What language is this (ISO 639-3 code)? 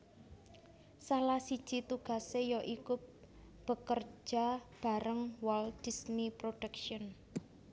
jav